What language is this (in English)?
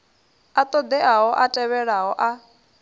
Venda